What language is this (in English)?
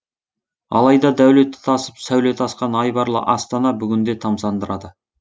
Kazakh